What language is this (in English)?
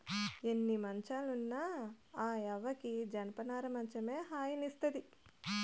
Telugu